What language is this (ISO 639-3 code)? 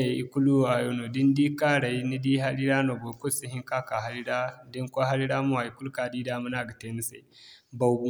dje